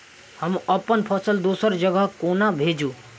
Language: Maithili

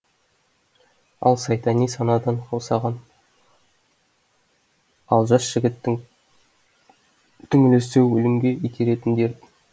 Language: Kazakh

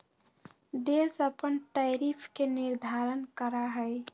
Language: Magahi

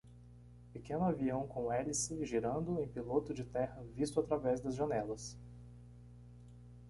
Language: Portuguese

